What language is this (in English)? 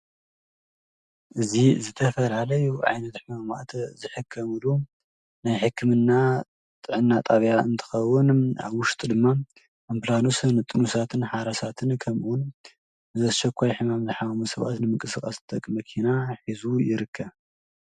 Tigrinya